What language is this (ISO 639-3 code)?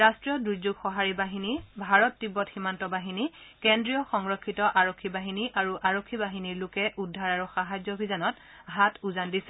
asm